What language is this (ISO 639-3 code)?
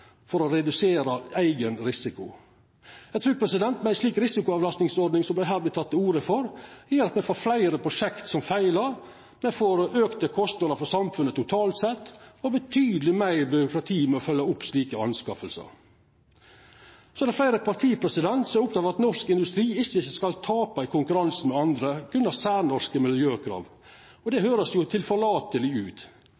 nno